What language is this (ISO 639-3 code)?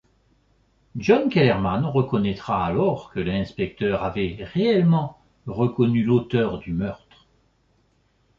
fra